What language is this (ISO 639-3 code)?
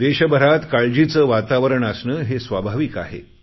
mar